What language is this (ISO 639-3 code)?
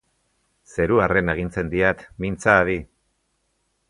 eus